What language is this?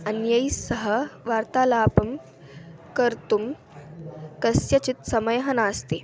Sanskrit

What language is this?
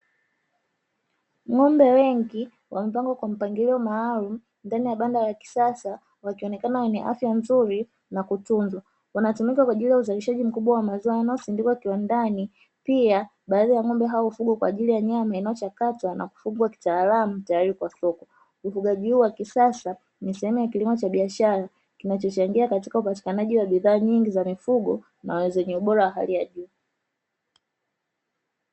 Swahili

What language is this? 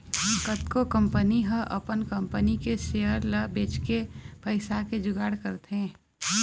Chhattisgarhi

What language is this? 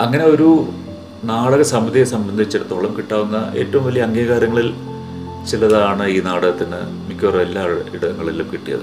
Malayalam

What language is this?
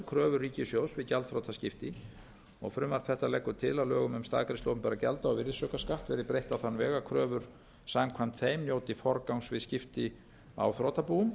Icelandic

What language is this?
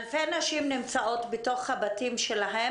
Hebrew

